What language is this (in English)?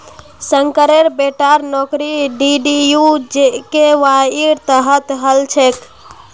Magahi